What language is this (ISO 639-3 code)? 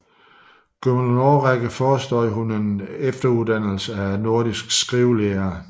dan